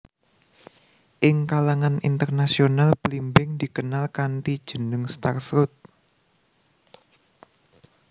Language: Javanese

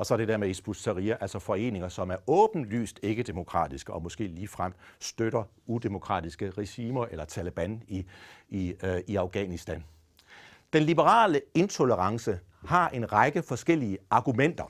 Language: Danish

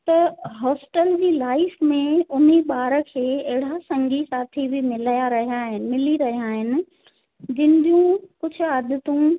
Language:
Sindhi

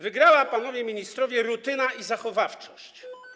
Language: Polish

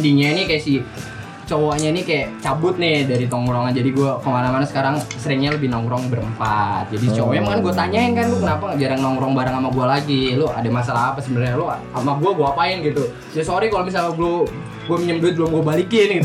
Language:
Indonesian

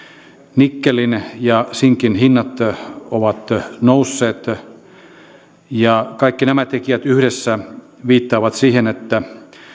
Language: Finnish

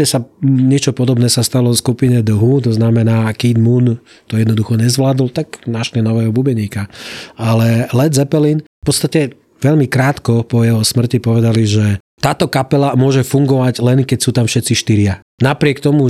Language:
Slovak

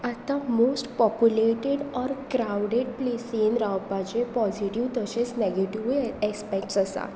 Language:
Konkani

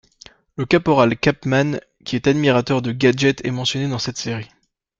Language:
French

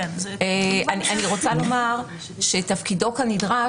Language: Hebrew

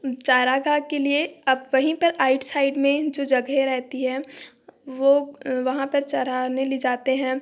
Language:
Hindi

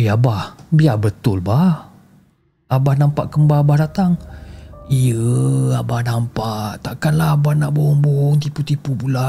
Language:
Malay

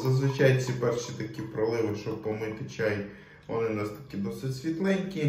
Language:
Ukrainian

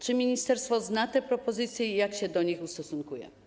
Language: Polish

